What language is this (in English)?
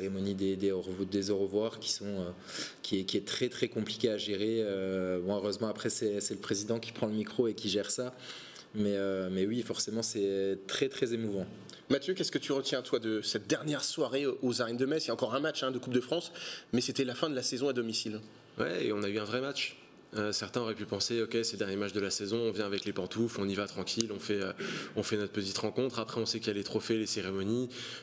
French